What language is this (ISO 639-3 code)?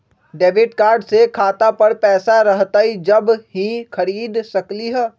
mag